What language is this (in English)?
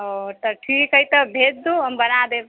Maithili